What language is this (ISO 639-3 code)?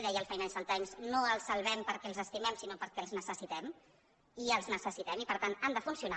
cat